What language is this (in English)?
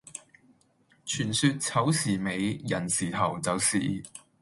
Cantonese